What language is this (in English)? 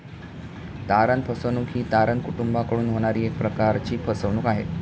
Marathi